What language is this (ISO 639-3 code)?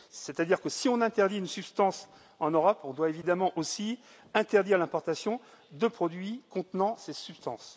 fra